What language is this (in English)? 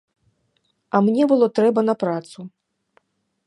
Belarusian